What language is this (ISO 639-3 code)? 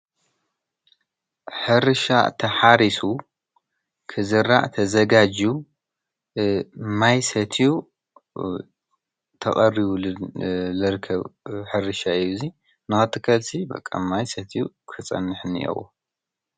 tir